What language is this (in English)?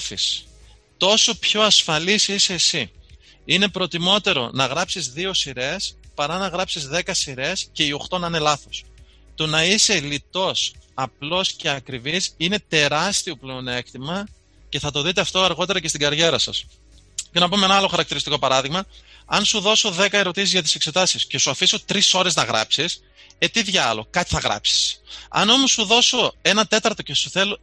Greek